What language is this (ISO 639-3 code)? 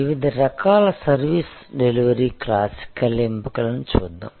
tel